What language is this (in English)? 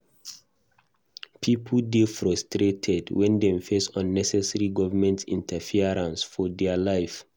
Nigerian Pidgin